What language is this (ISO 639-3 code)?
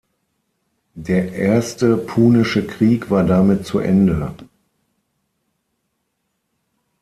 deu